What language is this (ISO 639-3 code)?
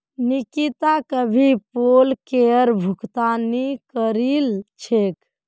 mag